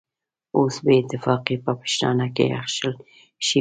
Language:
Pashto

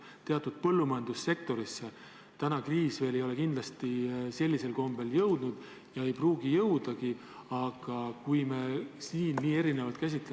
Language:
Estonian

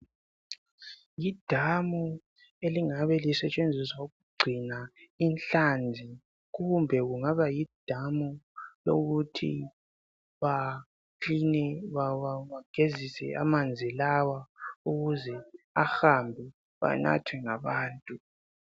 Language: North Ndebele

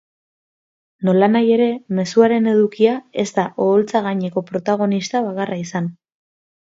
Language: Basque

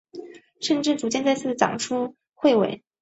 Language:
Chinese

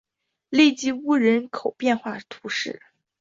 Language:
Chinese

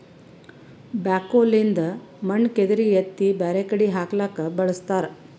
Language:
Kannada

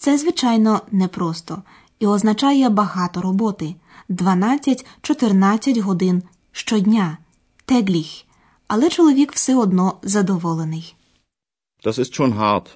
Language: Ukrainian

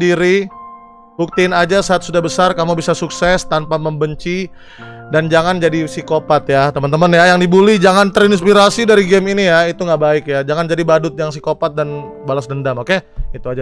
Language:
Indonesian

